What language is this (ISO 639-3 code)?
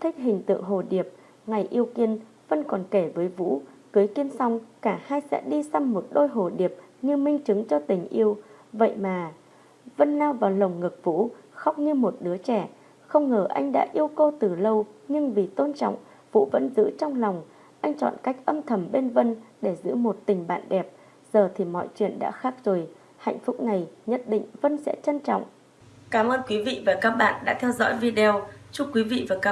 vie